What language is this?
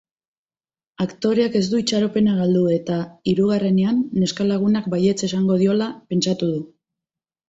Basque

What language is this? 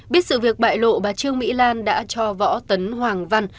Vietnamese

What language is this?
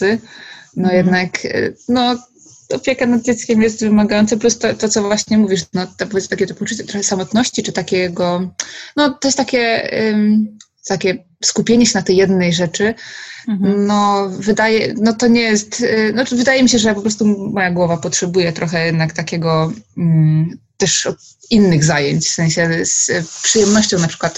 Polish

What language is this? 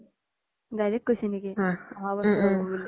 Assamese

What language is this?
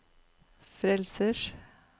Norwegian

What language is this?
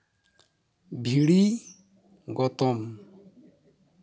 Santali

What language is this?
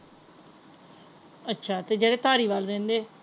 Punjabi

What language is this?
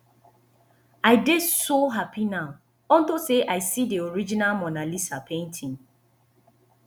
Nigerian Pidgin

